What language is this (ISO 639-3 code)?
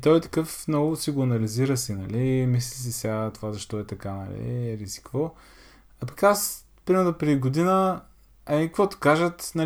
bul